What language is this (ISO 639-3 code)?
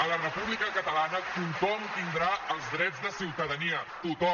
cat